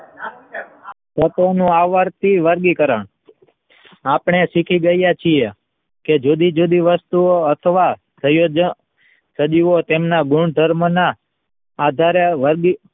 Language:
Gujarati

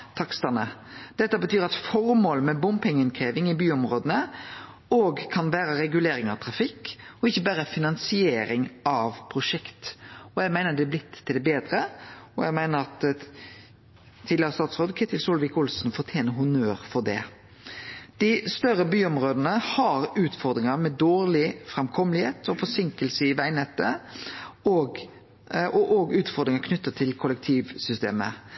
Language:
Norwegian Nynorsk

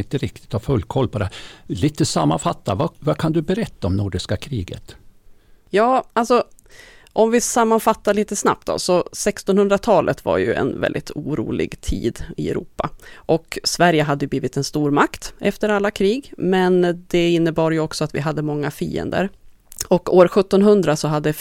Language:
Swedish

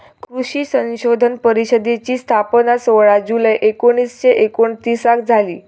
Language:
Marathi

